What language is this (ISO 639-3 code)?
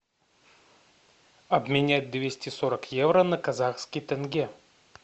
rus